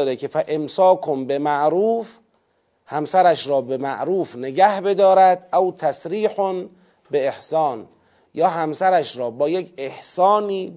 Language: Persian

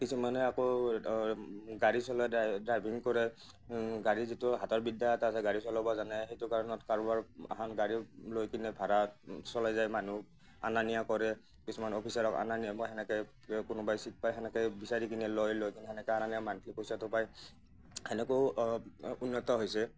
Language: Assamese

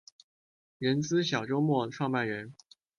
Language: Chinese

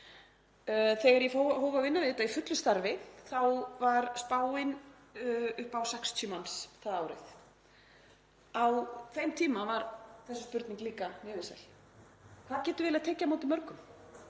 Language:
Icelandic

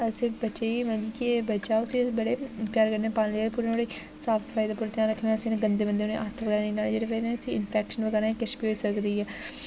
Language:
Dogri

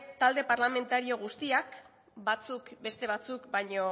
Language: Basque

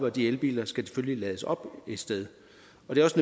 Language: Danish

